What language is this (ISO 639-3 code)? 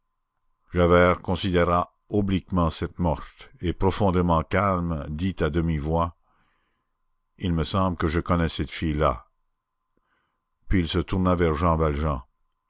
fra